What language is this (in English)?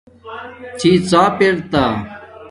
Domaaki